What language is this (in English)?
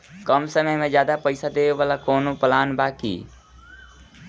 Bhojpuri